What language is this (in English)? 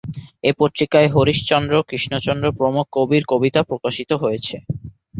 Bangla